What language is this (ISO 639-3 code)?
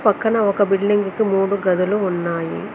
tel